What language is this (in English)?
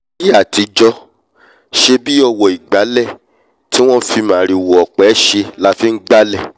Yoruba